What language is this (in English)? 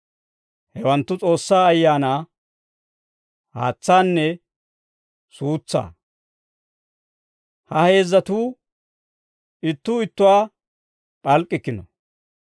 Dawro